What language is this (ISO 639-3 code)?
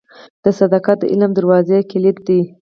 pus